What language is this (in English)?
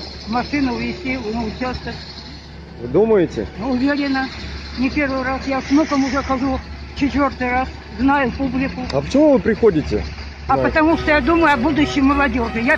Russian